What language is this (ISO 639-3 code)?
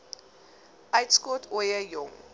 afr